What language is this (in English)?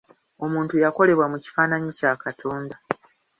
Ganda